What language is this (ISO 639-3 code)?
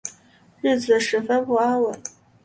zho